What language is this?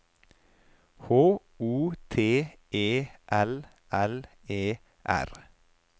Norwegian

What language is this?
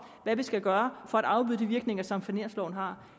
Danish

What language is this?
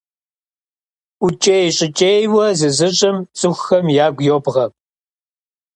Kabardian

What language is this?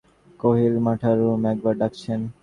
Bangla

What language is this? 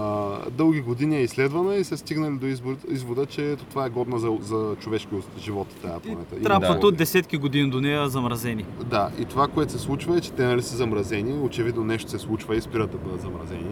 Bulgarian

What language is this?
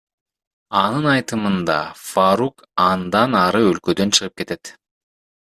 Kyrgyz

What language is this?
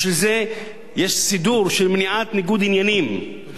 Hebrew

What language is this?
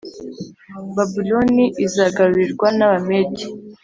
Kinyarwanda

